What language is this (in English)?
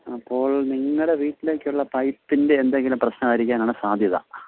Malayalam